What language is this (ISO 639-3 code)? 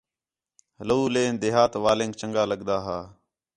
xhe